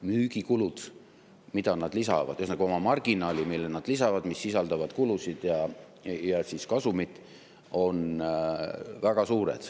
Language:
Estonian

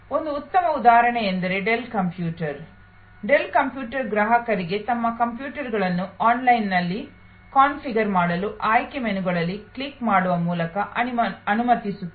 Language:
Kannada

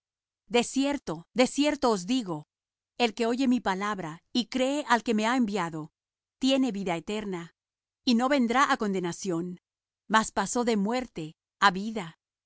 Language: Spanish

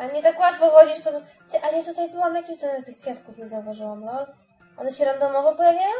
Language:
Polish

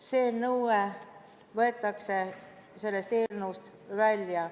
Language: Estonian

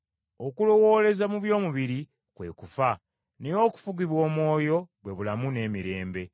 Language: Ganda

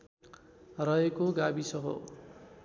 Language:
Nepali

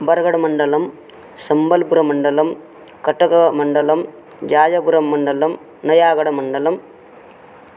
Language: Sanskrit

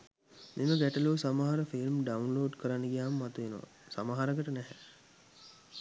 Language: Sinhala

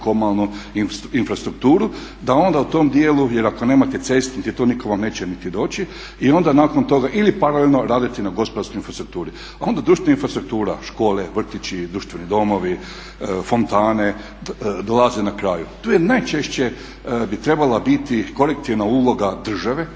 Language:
Croatian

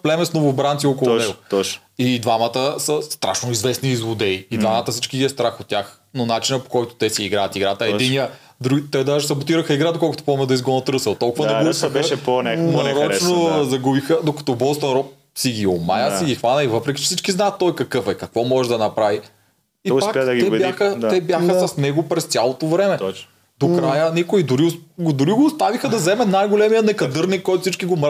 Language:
Bulgarian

